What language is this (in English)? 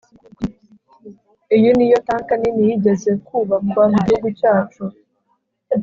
Kinyarwanda